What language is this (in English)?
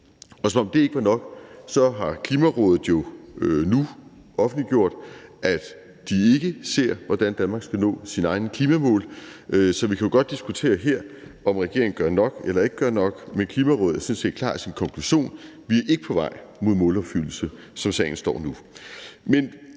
Danish